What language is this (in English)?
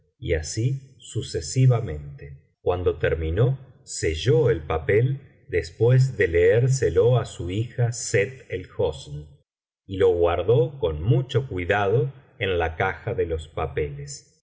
Spanish